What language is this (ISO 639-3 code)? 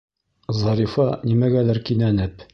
bak